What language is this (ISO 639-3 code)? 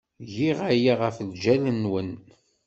kab